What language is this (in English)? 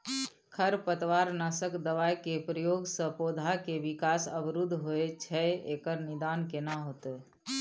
Maithili